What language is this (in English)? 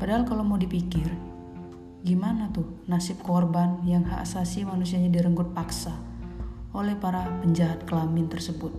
Indonesian